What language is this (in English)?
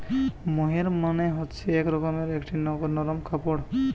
Bangla